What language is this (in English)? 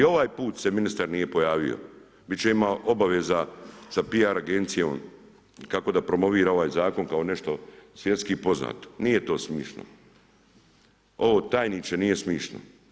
Croatian